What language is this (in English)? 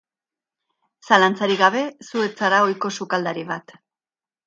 Basque